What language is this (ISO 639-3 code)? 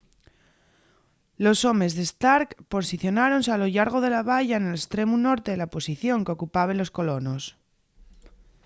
ast